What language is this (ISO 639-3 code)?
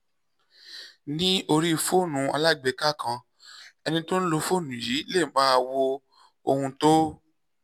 yor